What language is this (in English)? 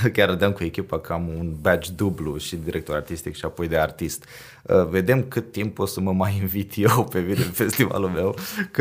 Romanian